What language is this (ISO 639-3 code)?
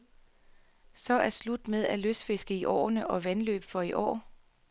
dan